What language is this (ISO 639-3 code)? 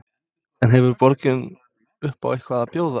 isl